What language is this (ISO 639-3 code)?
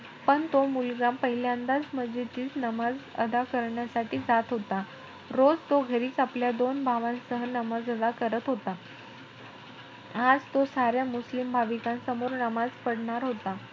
mar